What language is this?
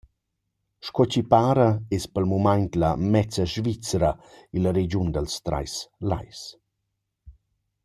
Romansh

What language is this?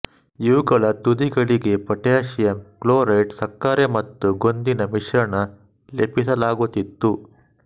Kannada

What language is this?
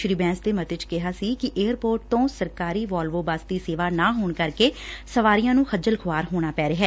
Punjabi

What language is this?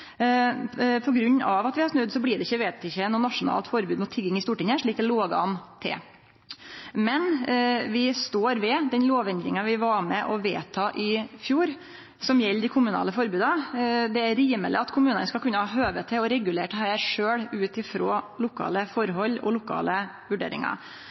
Norwegian Nynorsk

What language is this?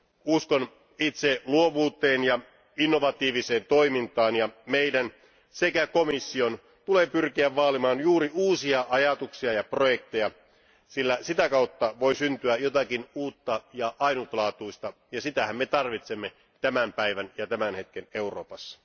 Finnish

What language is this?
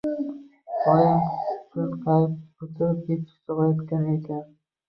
Uzbek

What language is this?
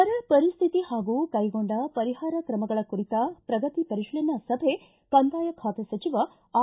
Kannada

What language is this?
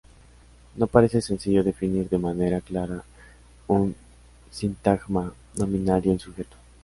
Spanish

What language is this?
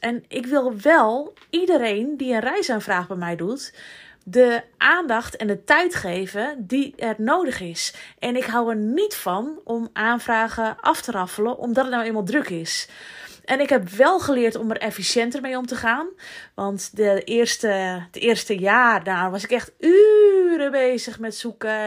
Dutch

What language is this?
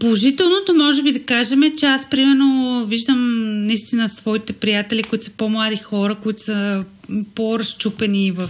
Bulgarian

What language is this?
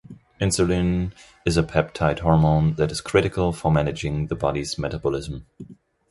English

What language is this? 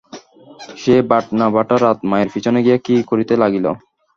Bangla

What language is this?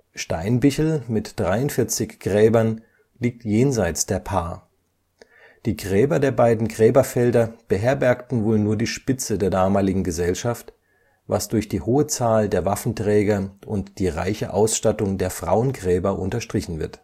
German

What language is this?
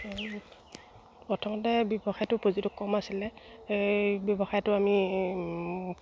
Assamese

